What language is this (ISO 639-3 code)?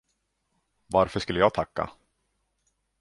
swe